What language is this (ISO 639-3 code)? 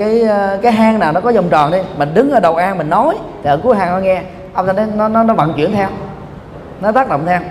vie